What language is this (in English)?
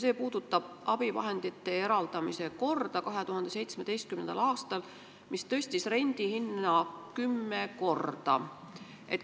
Estonian